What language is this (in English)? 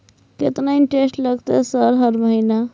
Maithili